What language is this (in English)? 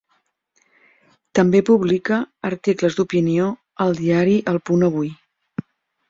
Catalan